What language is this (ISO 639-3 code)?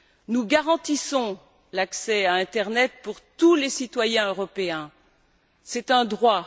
fra